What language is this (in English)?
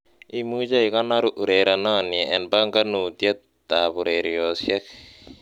Kalenjin